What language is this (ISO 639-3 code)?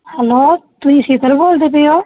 pan